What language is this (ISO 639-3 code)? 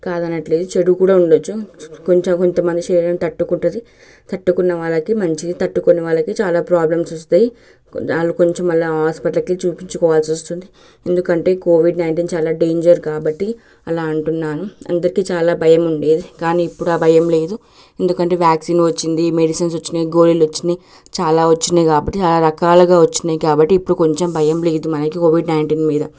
tel